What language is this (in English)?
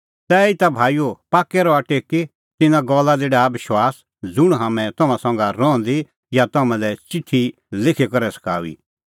Kullu Pahari